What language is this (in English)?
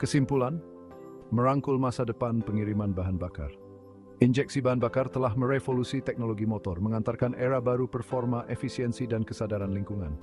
Indonesian